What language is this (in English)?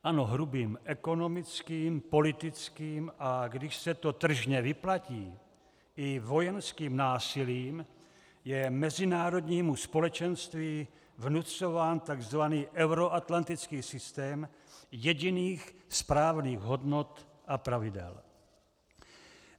Czech